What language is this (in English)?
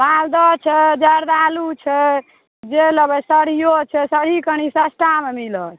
Maithili